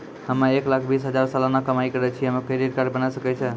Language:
Maithili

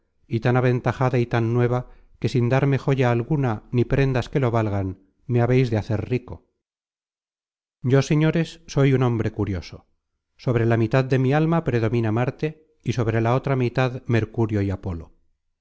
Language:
Spanish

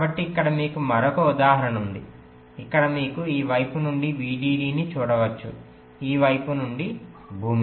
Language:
Telugu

